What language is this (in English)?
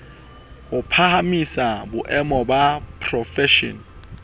Southern Sotho